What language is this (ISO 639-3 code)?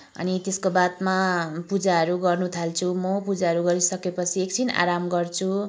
nep